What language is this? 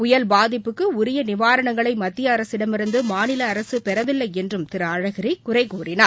Tamil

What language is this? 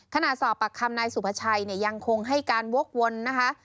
Thai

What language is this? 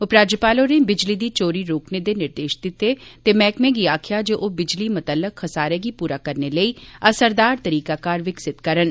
Dogri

